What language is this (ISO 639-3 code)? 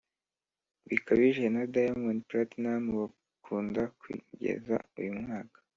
kin